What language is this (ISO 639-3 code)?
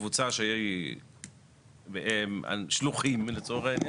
heb